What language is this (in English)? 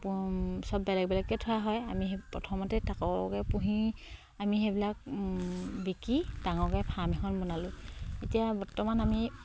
Assamese